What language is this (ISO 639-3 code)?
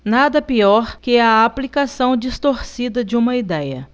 por